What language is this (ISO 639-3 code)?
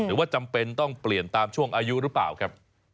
tha